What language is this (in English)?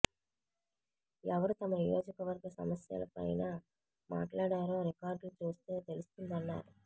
Telugu